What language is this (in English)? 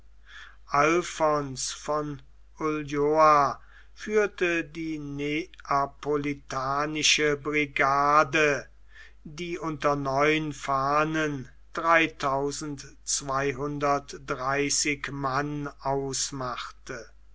German